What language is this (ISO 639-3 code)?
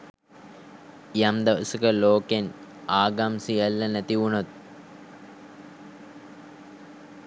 sin